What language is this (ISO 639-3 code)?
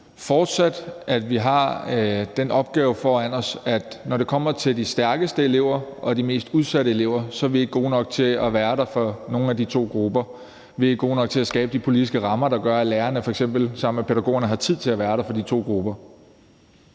dan